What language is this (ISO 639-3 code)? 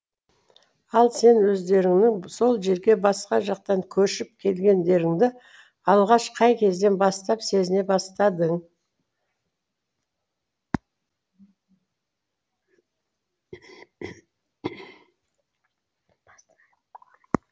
kaz